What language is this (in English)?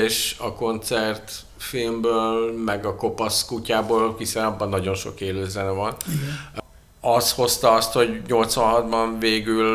Hungarian